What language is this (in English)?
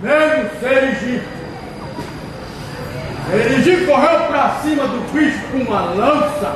Portuguese